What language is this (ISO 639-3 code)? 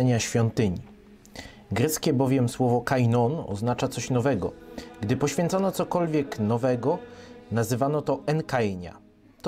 pol